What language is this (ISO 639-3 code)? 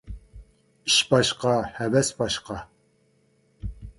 uig